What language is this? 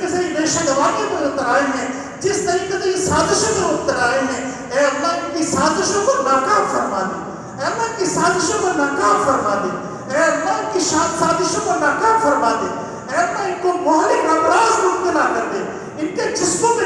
Turkish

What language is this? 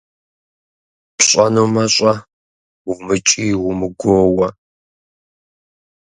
Kabardian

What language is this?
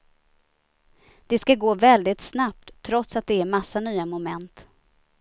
Swedish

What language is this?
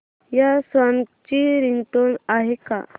Marathi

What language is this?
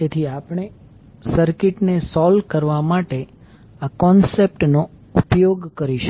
Gujarati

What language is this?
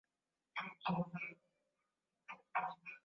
Swahili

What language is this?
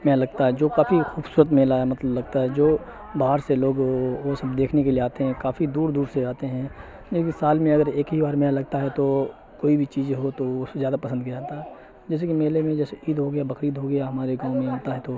Urdu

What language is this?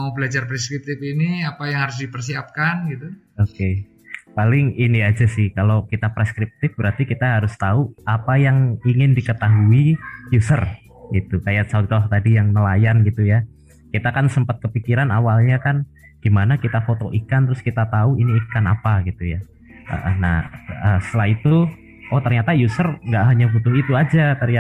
Indonesian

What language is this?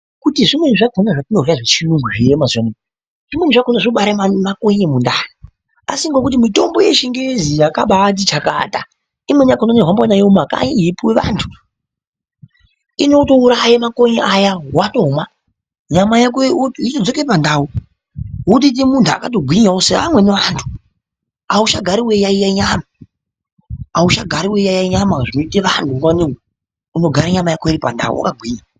Ndau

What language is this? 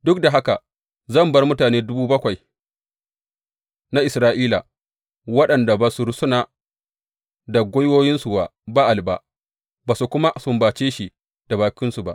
Hausa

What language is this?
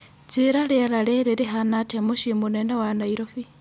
Kikuyu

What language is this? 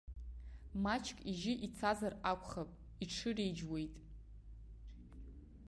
Abkhazian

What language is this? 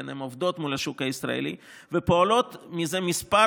Hebrew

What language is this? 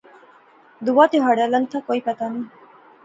Pahari-Potwari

